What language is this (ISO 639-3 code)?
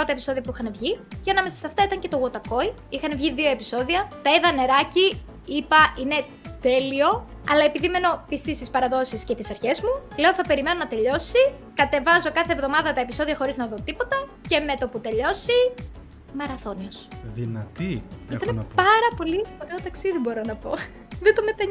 ell